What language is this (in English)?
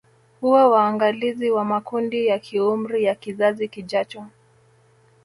Swahili